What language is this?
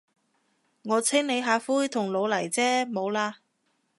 Cantonese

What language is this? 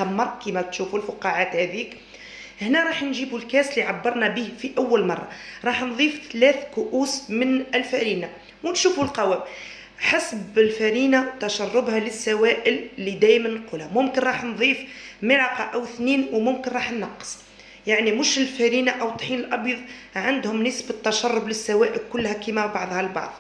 Arabic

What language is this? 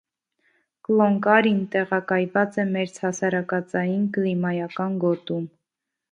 Armenian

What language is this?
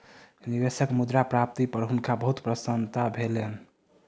Maithili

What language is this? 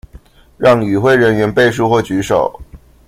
Chinese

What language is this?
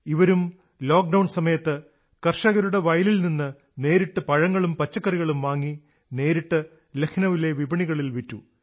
Malayalam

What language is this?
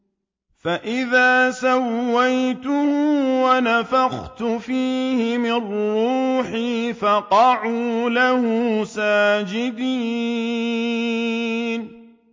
Arabic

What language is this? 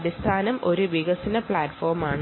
Malayalam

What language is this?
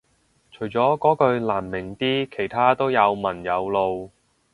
Cantonese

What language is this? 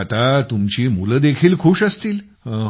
Marathi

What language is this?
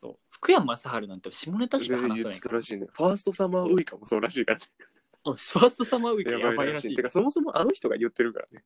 Japanese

